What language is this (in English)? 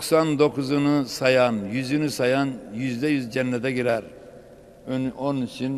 Turkish